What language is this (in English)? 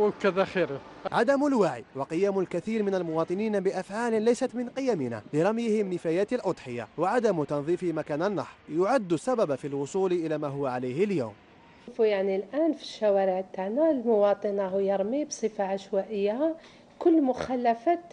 Arabic